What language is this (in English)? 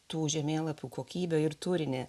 Lithuanian